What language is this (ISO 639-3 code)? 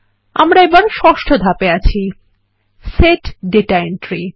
ben